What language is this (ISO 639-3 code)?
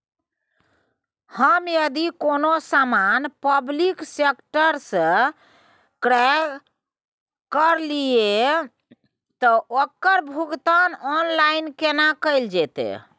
mai